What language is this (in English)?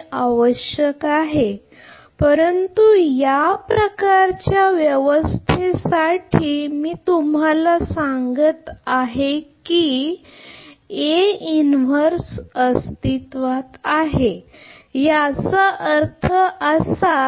Marathi